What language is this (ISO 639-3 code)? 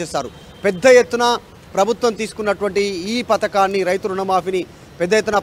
tel